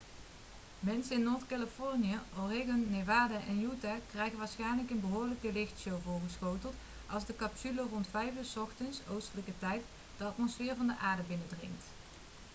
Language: Dutch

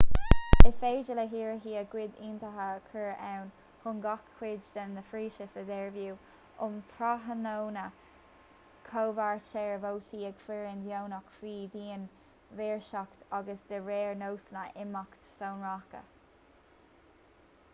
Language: Irish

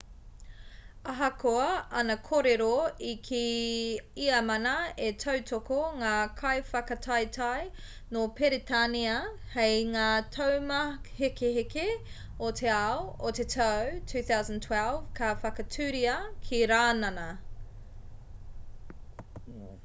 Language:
Māori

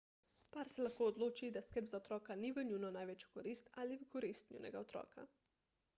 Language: Slovenian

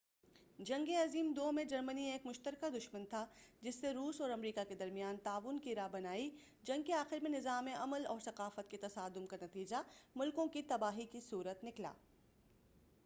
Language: Urdu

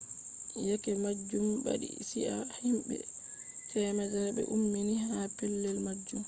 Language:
Fula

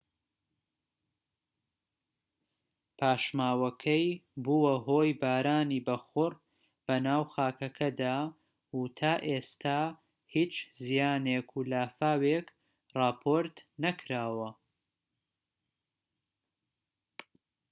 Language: Central Kurdish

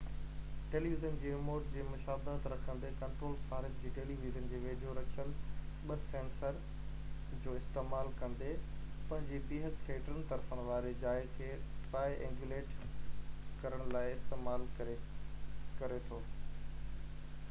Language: Sindhi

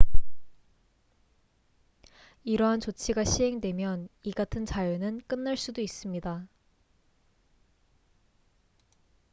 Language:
Korean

